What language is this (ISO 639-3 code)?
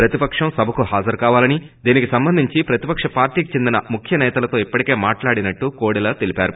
tel